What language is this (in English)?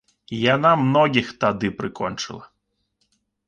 Belarusian